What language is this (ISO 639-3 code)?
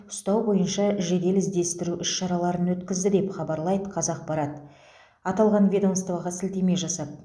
kaz